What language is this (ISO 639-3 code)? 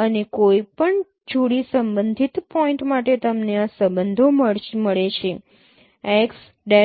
guj